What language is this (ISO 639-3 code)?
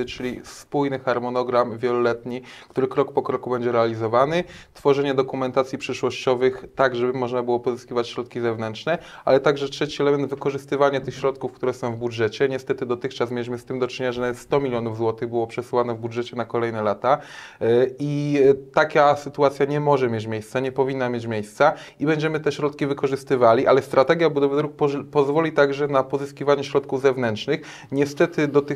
pol